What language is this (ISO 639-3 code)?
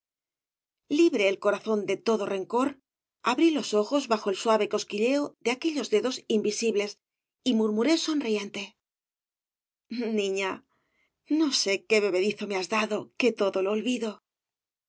spa